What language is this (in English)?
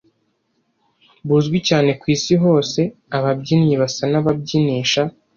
Kinyarwanda